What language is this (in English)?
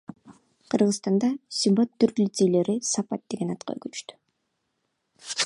Kyrgyz